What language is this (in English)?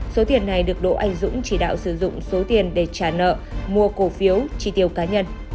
Vietnamese